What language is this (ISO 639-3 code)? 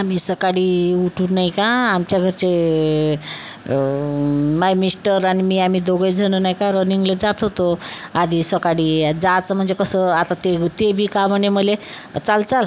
mar